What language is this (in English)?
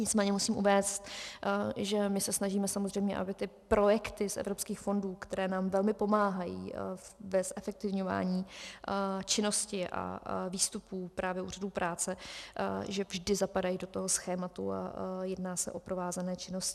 Czech